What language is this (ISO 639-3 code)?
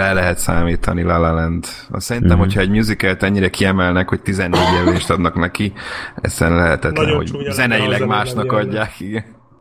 hun